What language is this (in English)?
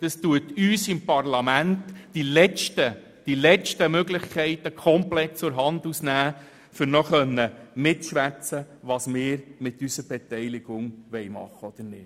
Swiss German